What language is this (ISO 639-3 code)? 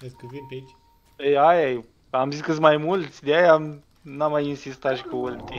ron